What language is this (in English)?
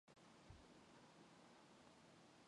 Mongolian